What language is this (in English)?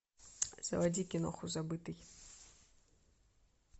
Russian